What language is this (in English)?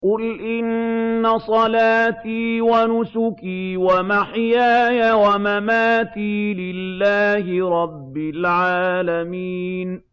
Arabic